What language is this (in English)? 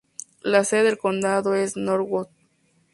Spanish